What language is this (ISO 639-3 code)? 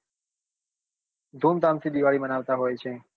guj